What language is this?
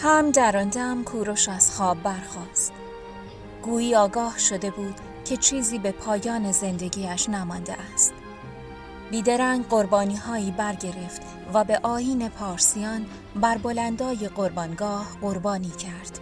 Persian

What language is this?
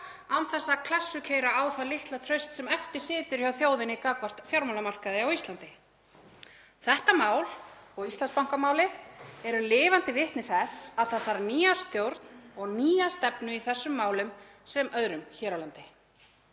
Icelandic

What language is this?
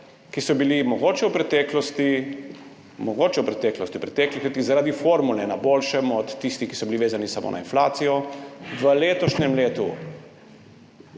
Slovenian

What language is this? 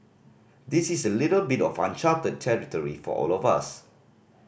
English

